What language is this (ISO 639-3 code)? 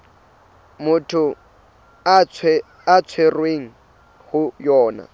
sot